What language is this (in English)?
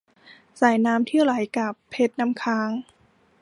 Thai